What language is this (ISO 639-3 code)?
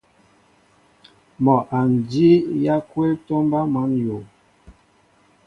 mbo